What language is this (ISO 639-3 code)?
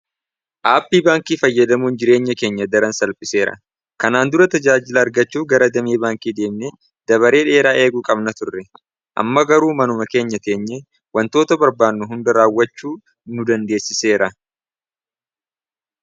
orm